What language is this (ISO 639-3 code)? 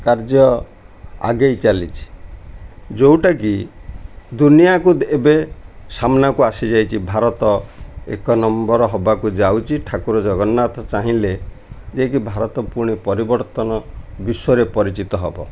ori